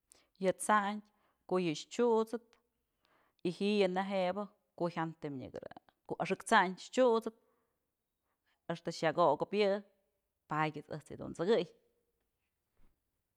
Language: Mazatlán Mixe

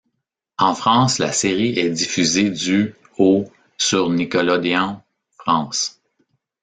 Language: French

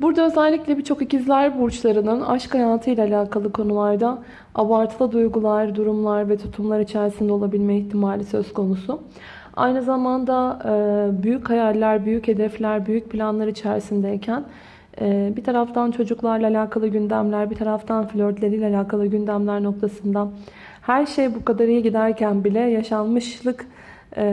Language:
Turkish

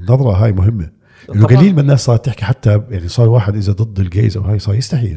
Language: Arabic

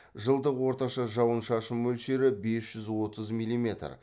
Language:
Kazakh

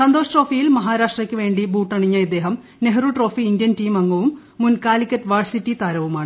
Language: Malayalam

